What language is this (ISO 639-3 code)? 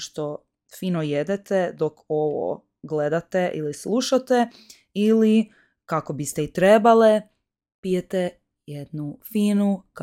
hrv